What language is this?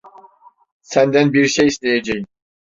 Turkish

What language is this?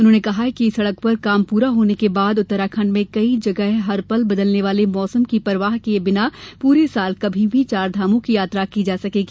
Hindi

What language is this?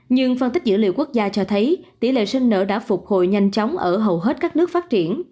Vietnamese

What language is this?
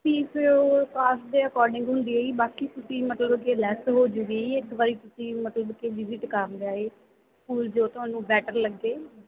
Punjabi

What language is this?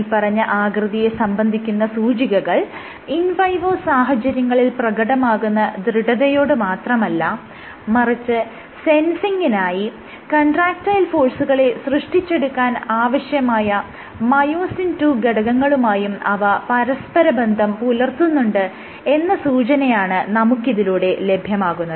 Malayalam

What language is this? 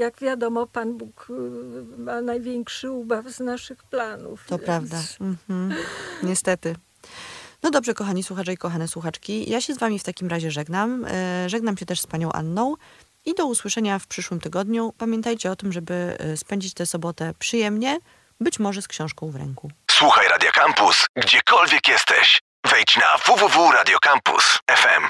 Polish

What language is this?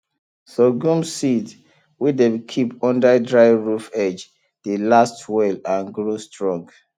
Nigerian Pidgin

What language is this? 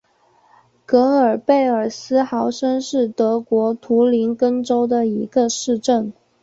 Chinese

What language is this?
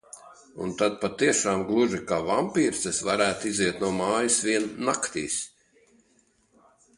Latvian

